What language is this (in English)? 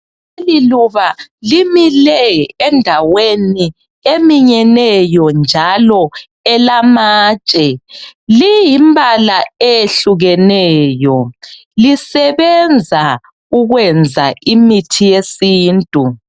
North Ndebele